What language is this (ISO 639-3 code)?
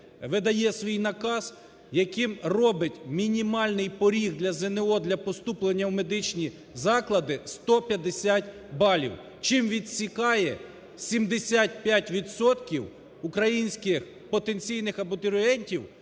ukr